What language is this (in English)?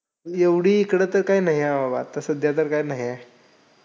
Marathi